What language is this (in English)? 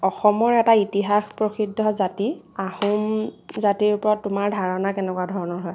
Assamese